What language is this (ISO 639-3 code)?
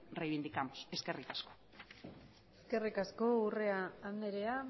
eus